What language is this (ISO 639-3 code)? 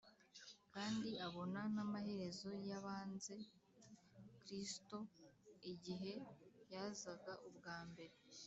kin